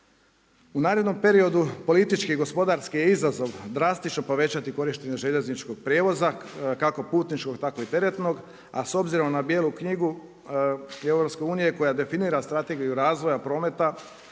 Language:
Croatian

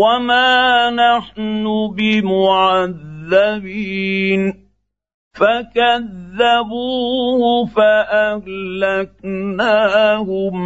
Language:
Arabic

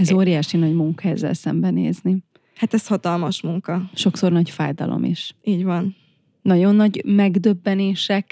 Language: Hungarian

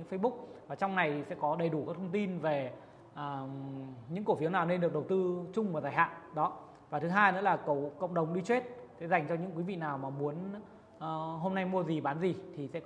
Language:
Vietnamese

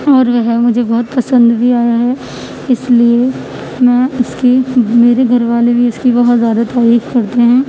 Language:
Urdu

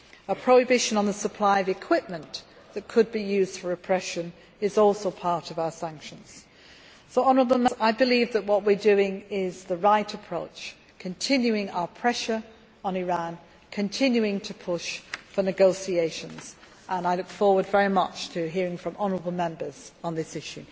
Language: English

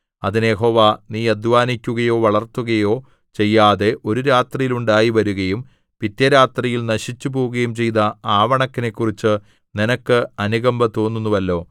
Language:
Malayalam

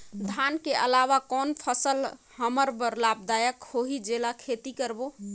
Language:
Chhattisgarhi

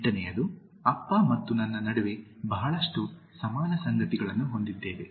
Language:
Kannada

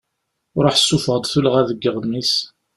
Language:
Kabyle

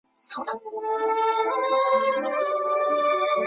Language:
Chinese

